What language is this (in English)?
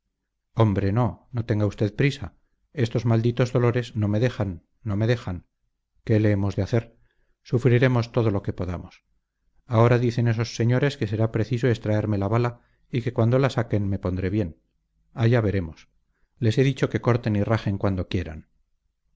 Spanish